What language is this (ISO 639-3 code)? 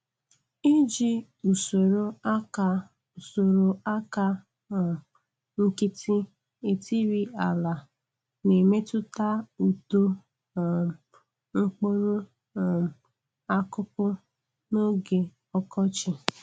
ibo